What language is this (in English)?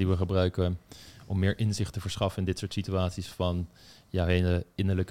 Dutch